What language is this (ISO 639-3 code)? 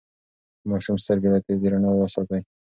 pus